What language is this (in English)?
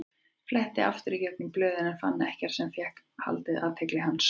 Icelandic